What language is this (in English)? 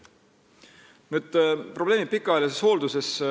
Estonian